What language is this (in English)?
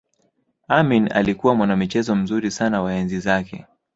Swahili